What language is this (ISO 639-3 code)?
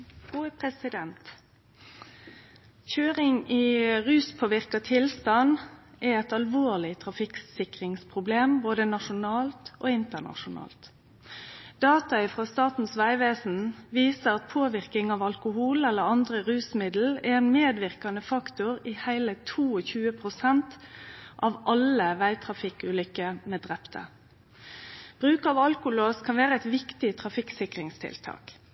nno